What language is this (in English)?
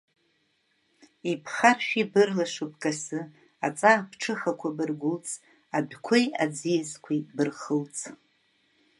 Abkhazian